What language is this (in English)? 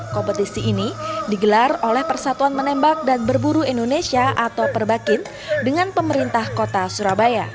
Indonesian